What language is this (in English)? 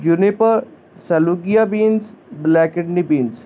Punjabi